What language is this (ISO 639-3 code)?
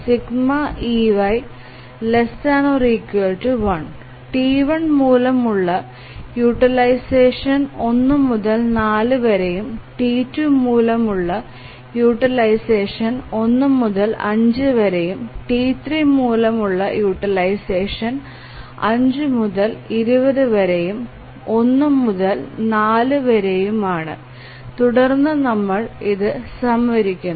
mal